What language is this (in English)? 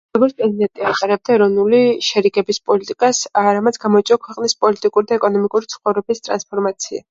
Georgian